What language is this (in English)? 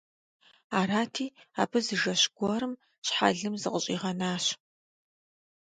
Kabardian